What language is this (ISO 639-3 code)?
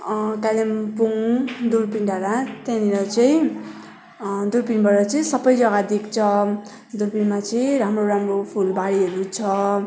nep